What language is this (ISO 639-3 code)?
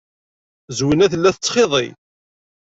kab